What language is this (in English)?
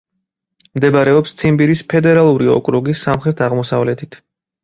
Georgian